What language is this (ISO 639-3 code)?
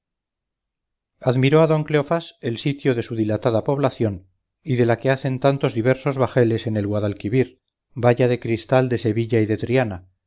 spa